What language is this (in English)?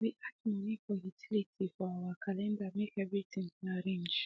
Nigerian Pidgin